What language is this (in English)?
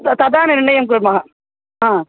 Sanskrit